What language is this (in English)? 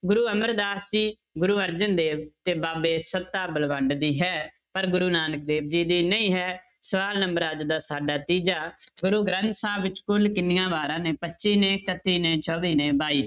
Punjabi